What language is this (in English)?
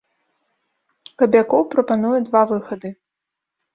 Belarusian